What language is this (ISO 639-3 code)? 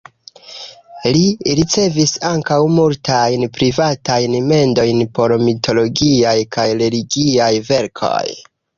epo